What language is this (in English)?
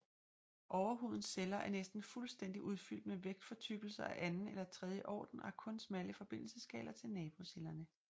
Danish